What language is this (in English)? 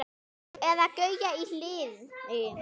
Icelandic